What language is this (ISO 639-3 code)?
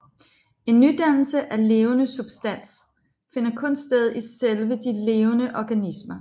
dan